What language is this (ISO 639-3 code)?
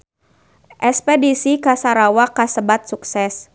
sun